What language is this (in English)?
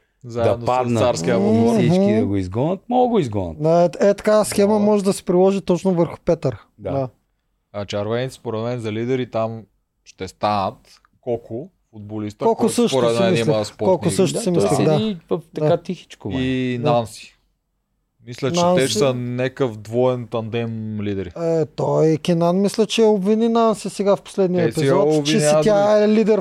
Bulgarian